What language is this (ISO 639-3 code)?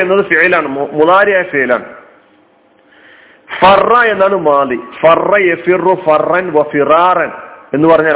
mal